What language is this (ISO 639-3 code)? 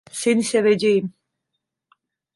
tur